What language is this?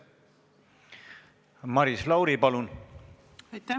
Estonian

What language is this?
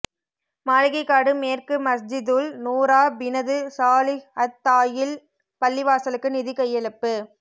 Tamil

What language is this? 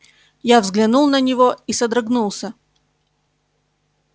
Russian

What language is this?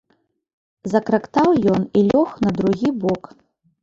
Belarusian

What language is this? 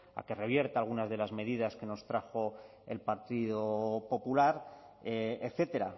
Spanish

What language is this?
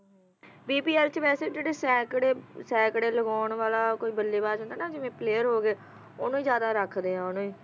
Punjabi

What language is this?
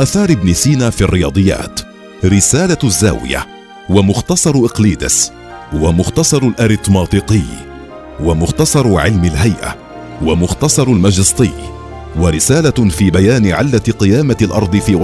Arabic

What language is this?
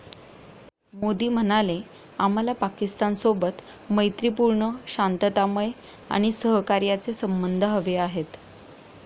Marathi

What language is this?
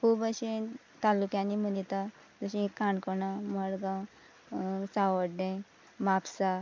Konkani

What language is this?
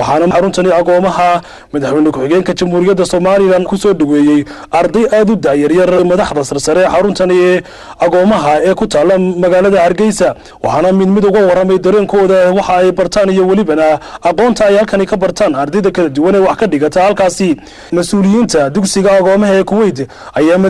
Arabic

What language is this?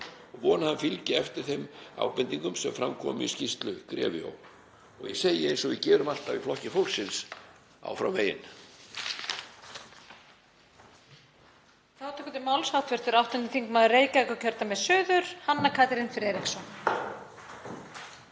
Icelandic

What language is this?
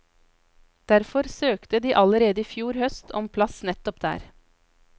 Norwegian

